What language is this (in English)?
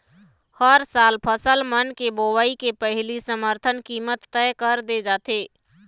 Chhattisgarhi